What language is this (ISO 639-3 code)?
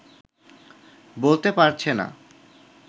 ben